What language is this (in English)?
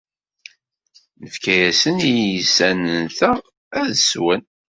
Kabyle